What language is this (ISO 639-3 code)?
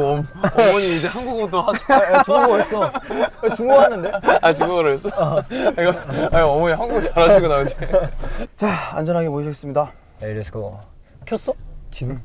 kor